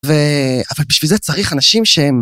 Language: Hebrew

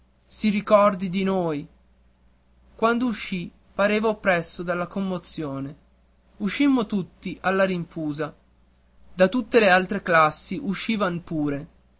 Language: Italian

